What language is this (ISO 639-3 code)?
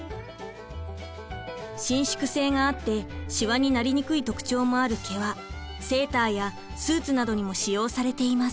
jpn